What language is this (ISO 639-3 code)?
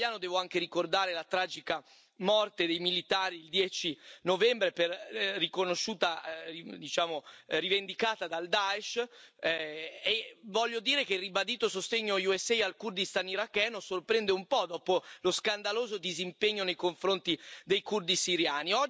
ita